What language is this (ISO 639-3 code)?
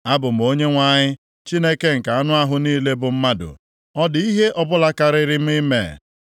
ibo